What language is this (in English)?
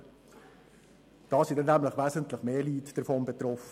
Swiss German